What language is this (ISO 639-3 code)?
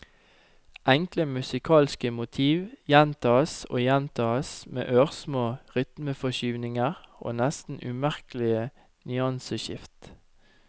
nor